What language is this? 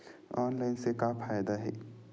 Chhattisgarhi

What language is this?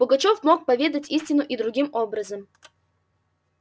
Russian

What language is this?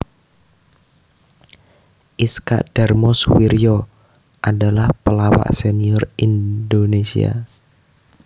Javanese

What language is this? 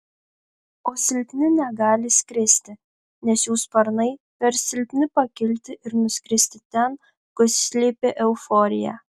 Lithuanian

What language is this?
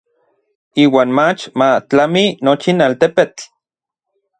Orizaba Nahuatl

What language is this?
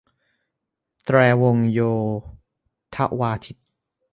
Thai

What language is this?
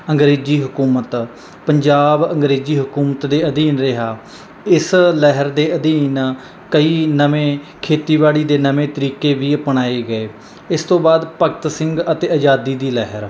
Punjabi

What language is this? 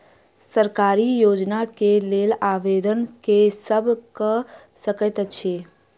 Maithili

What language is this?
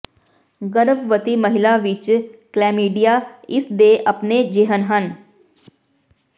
Punjabi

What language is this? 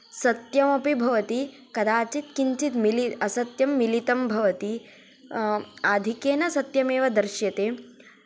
Sanskrit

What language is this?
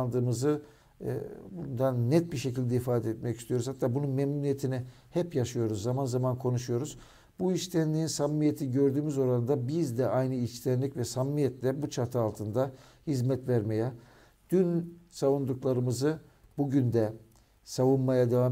Turkish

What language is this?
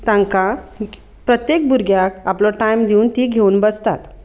Konkani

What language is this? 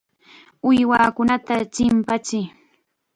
Chiquián Ancash Quechua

